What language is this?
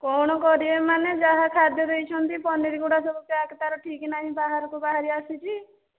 Odia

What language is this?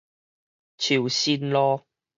Min Nan Chinese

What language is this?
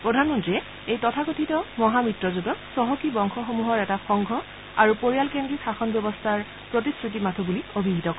Assamese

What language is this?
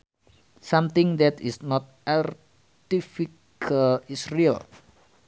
Sundanese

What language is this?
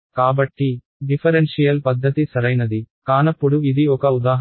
Telugu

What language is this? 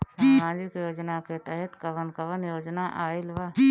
Bhojpuri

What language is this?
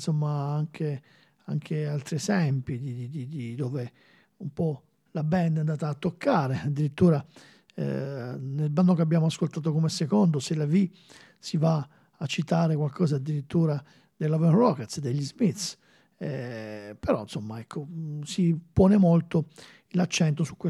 Italian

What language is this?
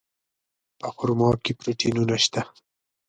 Pashto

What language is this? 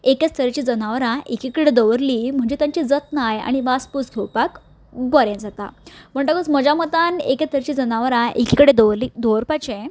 Konkani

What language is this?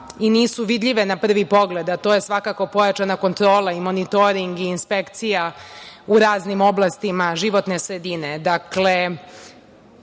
Serbian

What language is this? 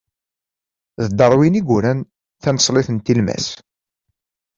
Kabyle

